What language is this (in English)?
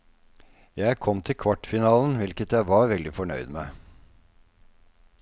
Norwegian